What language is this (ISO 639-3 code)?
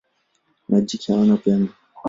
swa